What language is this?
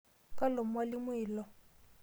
Masai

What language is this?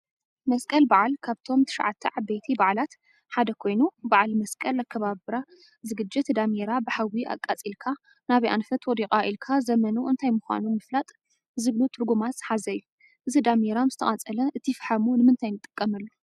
Tigrinya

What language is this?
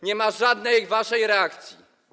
Polish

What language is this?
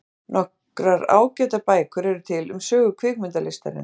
Icelandic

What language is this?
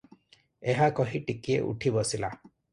Odia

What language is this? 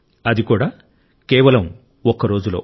Telugu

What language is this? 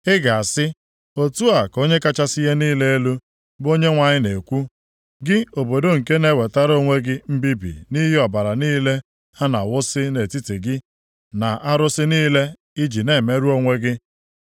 Igbo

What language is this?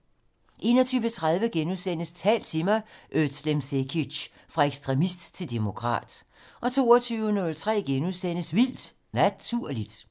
Danish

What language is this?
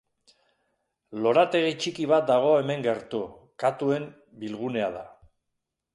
Basque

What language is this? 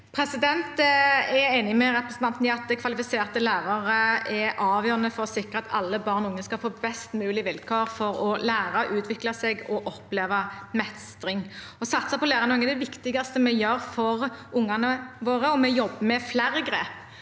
Norwegian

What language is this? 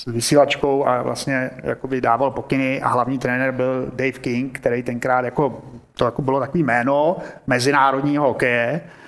Czech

